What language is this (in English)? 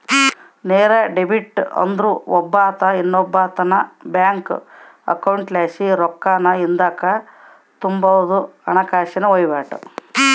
Kannada